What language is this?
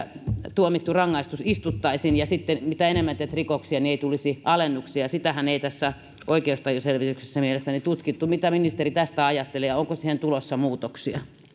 Finnish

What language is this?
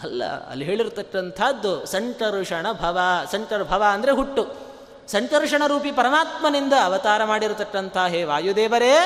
Kannada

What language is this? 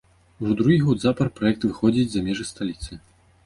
Belarusian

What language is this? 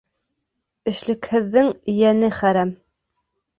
Bashkir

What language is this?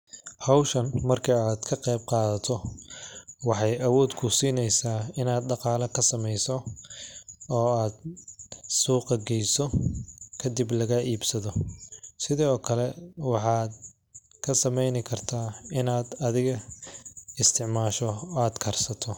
Somali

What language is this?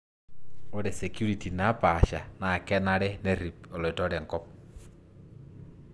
Masai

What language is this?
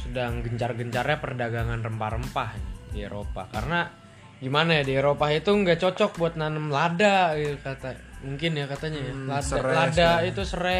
Indonesian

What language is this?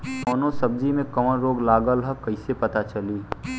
Bhojpuri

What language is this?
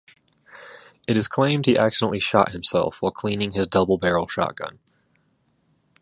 English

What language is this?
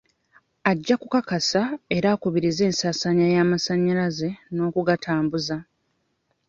Ganda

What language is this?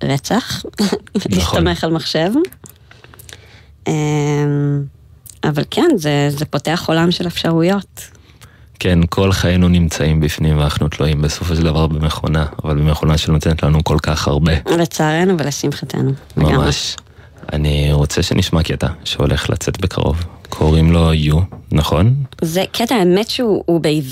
Hebrew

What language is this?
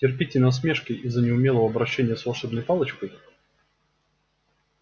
Russian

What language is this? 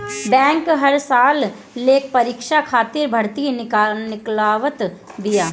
Bhojpuri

